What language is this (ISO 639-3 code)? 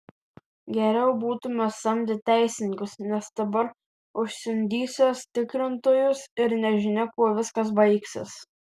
lit